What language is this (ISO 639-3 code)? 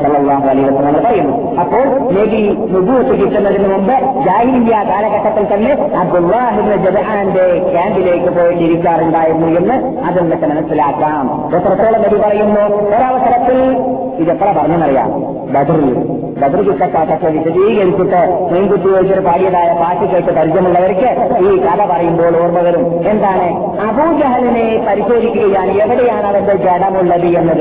mal